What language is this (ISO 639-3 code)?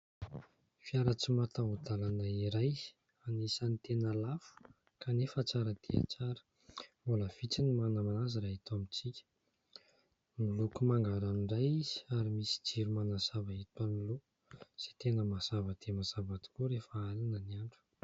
mlg